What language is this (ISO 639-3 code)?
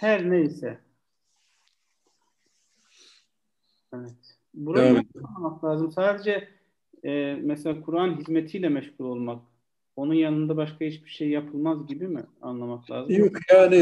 tur